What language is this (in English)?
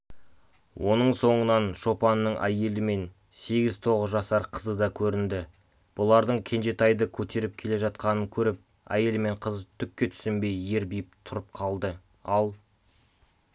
Kazakh